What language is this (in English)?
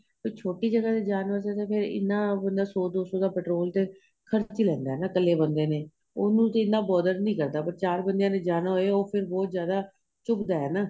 Punjabi